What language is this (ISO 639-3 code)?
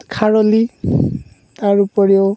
asm